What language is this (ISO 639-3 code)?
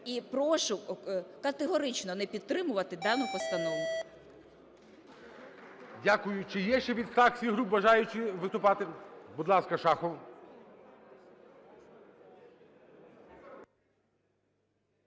ukr